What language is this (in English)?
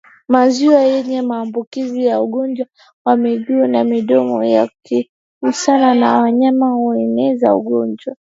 Swahili